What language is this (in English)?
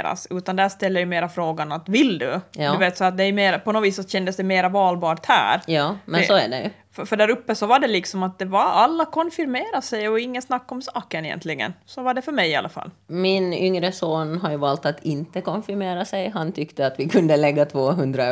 Swedish